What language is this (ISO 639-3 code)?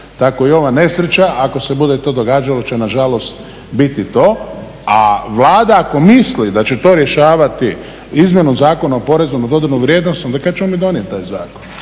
hrv